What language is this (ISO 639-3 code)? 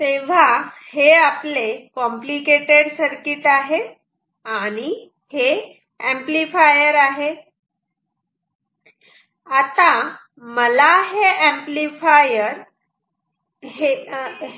mar